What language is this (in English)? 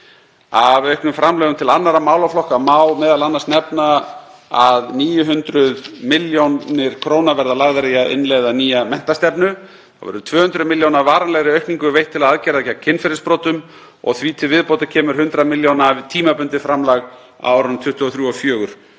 Icelandic